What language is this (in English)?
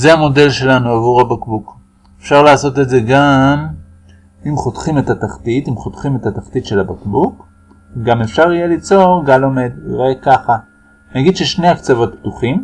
Hebrew